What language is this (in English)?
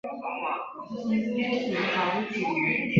Chinese